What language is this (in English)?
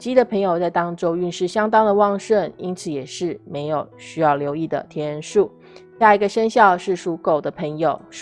Chinese